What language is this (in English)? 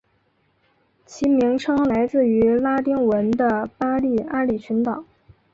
Chinese